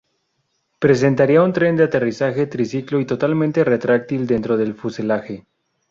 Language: Spanish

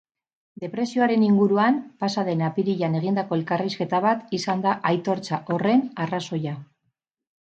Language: Basque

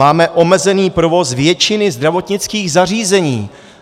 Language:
Czech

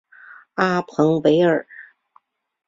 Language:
Chinese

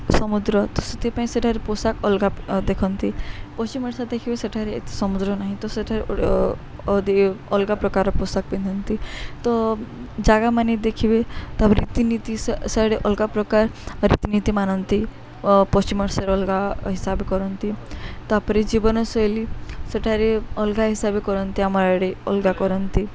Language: Odia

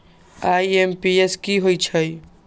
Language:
Magahi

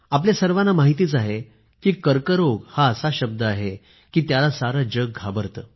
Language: Marathi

